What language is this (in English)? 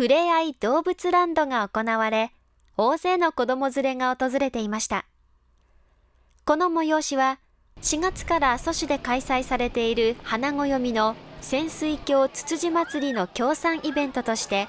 Japanese